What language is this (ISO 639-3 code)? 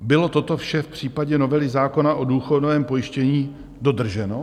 ces